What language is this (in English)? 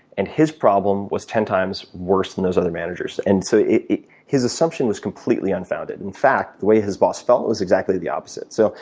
English